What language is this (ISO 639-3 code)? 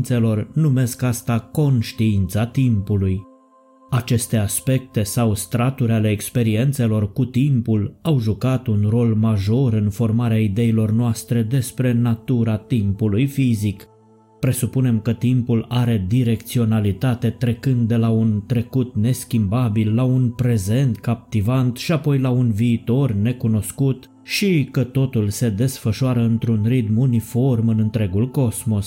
ron